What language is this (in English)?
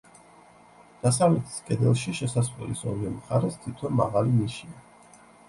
Georgian